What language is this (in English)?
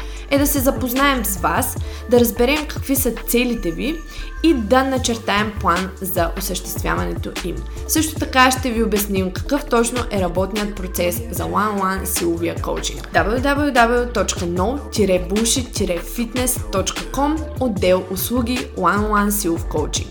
Bulgarian